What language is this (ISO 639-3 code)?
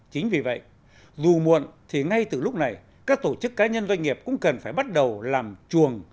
vie